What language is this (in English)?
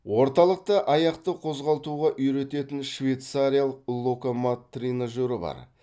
Kazakh